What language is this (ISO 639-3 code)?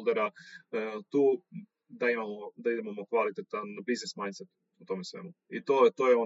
hrv